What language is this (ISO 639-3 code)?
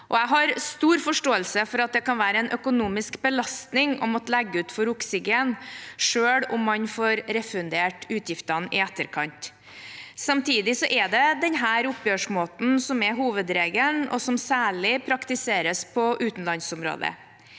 nor